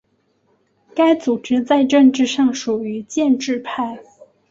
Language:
Chinese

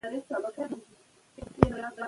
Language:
Pashto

